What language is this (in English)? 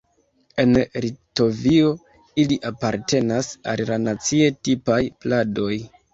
Esperanto